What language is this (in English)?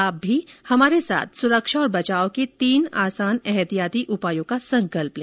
Hindi